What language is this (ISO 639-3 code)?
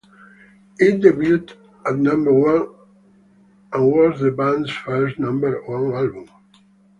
eng